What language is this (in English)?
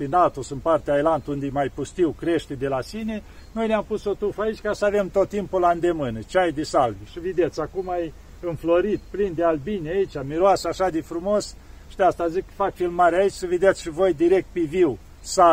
Romanian